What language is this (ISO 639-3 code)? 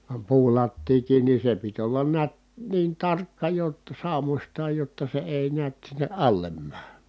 fin